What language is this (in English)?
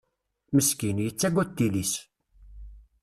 Kabyle